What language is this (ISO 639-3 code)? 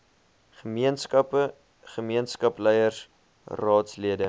afr